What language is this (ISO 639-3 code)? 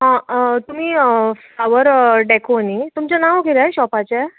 kok